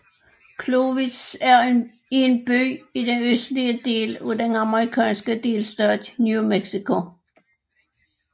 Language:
Danish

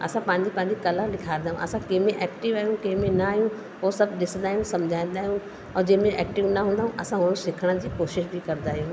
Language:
Sindhi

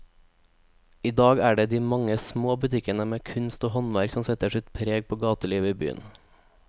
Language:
Norwegian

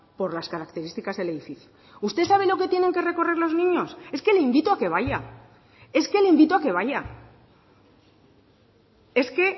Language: Spanish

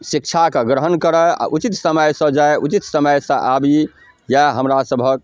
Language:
Maithili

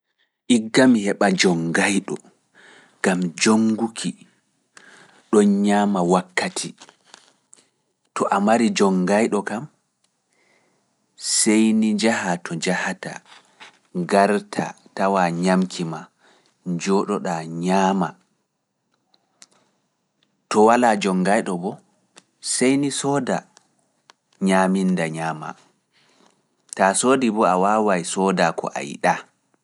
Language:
Fula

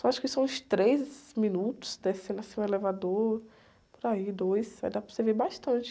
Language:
Portuguese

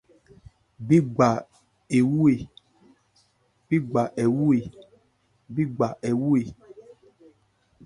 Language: Ebrié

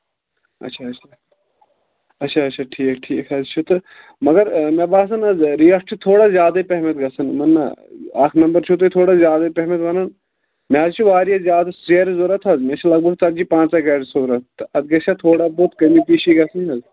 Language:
Kashmiri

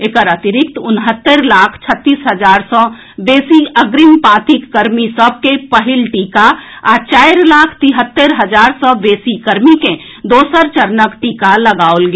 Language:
Maithili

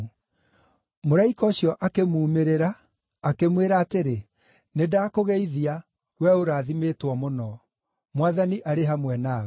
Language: Kikuyu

